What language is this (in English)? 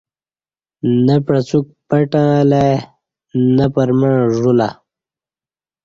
Kati